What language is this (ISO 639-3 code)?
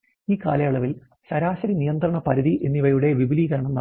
mal